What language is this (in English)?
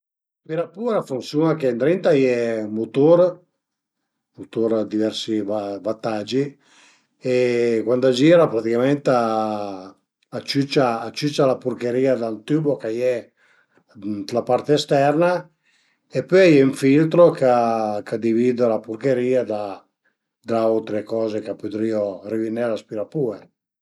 Piedmontese